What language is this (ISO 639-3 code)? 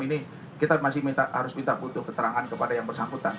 ind